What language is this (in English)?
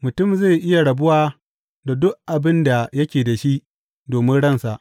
Hausa